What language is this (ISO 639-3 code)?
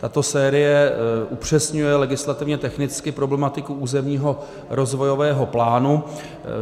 ces